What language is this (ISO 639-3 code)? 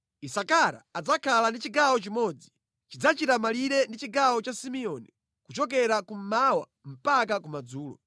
nya